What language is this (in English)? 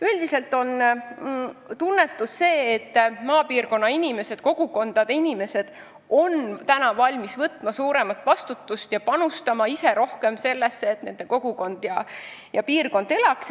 Estonian